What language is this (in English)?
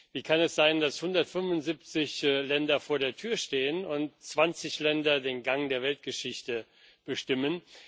German